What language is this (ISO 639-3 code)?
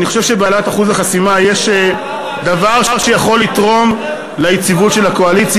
heb